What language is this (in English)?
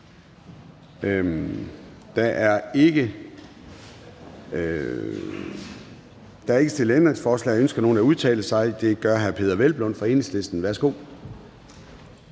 Danish